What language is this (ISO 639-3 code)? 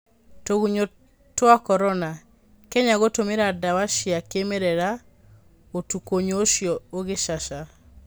kik